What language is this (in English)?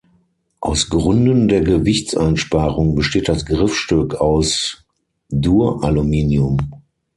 German